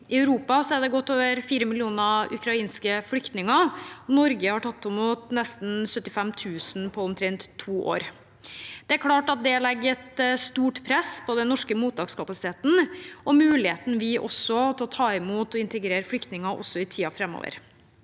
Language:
Norwegian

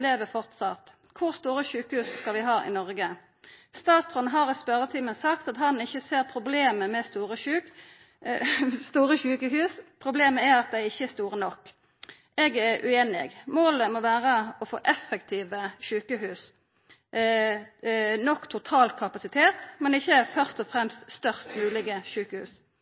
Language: Norwegian Nynorsk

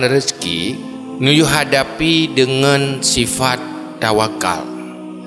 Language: Malay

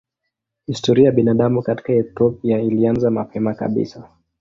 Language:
Swahili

